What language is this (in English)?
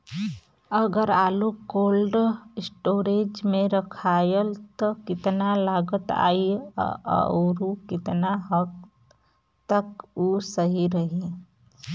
Bhojpuri